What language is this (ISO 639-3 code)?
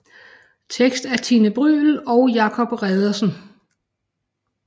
dan